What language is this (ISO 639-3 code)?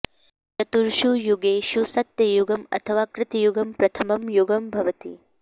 san